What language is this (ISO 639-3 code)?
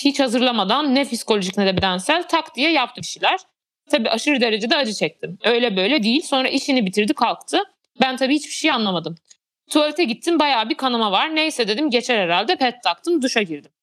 tur